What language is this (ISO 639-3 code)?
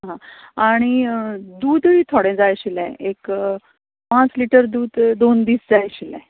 kok